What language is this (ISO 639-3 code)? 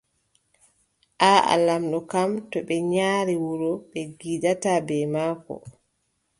fub